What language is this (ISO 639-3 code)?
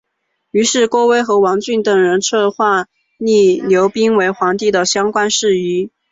zho